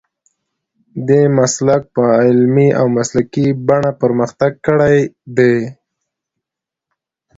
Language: Pashto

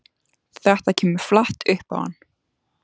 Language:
Icelandic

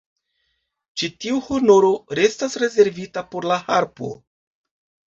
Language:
Esperanto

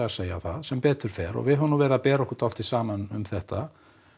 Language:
Icelandic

